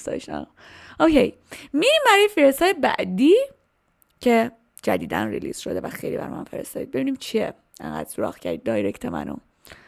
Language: Persian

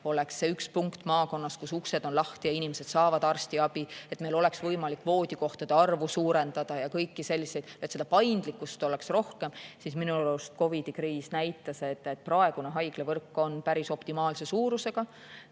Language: Estonian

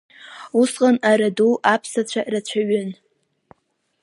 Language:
Abkhazian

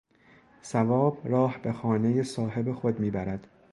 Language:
Persian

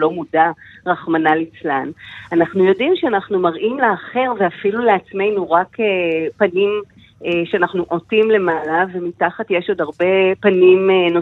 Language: Hebrew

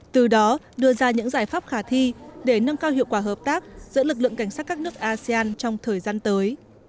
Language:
Vietnamese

